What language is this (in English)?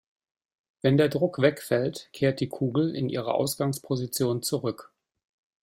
German